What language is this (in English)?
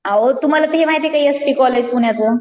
Marathi